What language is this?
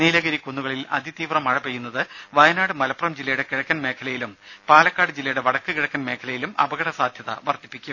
Malayalam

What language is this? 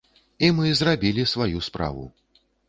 Belarusian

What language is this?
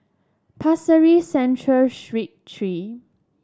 English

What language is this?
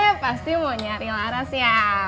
Indonesian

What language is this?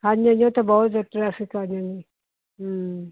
Punjabi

